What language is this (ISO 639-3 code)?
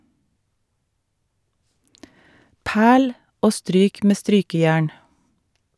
nor